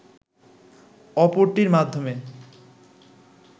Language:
Bangla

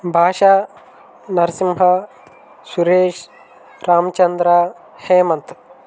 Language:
Telugu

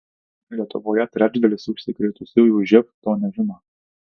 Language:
Lithuanian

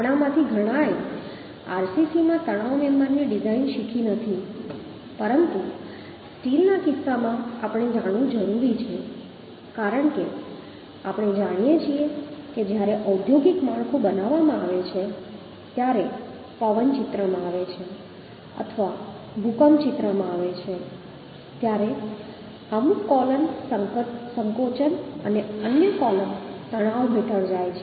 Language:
Gujarati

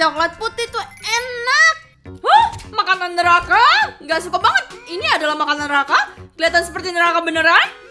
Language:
Indonesian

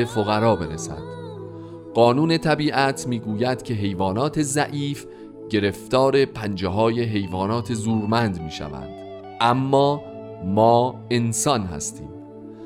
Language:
Persian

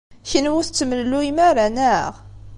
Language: Kabyle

